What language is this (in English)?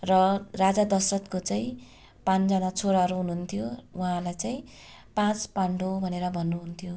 Nepali